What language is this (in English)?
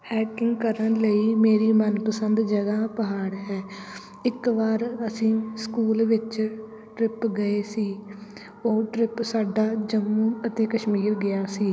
Punjabi